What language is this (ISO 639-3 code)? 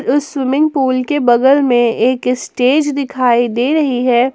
hin